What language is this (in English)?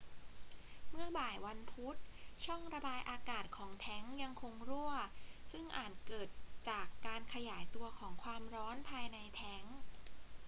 Thai